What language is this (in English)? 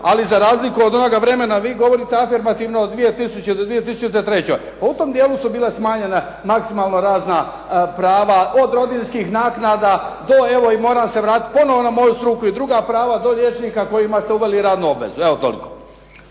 Croatian